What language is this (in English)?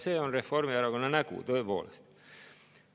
Estonian